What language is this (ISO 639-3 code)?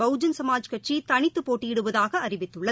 tam